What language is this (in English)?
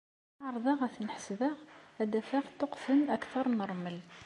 Kabyle